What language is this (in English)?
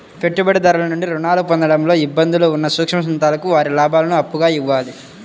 Telugu